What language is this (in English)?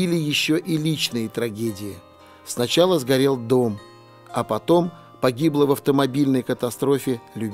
Russian